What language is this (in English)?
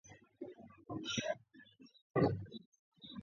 Georgian